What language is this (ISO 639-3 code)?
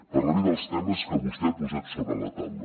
cat